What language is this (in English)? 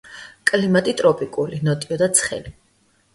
Georgian